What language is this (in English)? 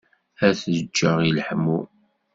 Kabyle